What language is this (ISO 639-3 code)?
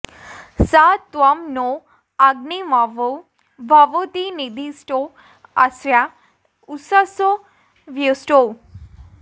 san